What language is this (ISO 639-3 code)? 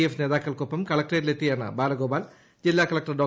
mal